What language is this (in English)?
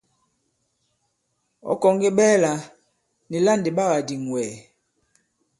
Bankon